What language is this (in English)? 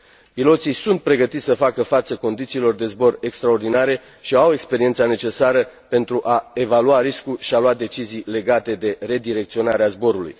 Romanian